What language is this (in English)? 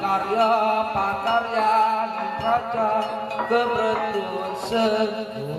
Indonesian